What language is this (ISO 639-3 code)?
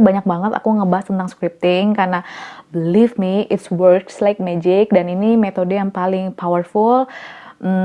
ind